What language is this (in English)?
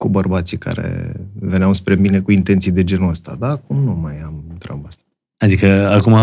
Romanian